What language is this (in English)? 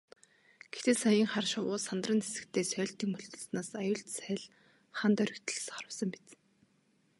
Mongolian